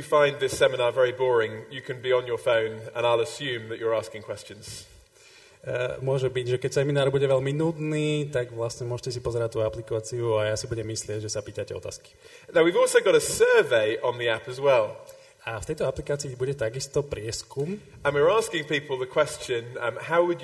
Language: Slovak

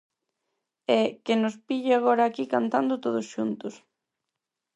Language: Galician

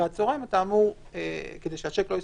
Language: Hebrew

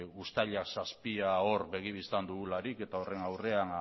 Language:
Basque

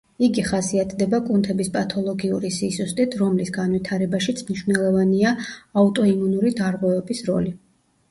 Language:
Georgian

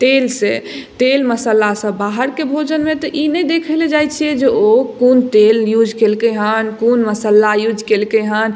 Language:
Maithili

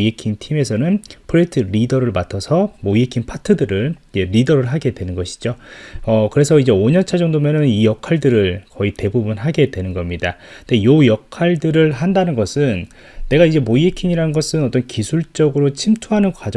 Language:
Korean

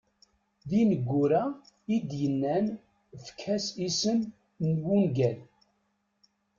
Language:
Kabyle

